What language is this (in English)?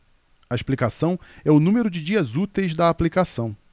Portuguese